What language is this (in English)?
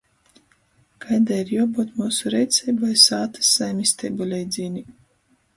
Latgalian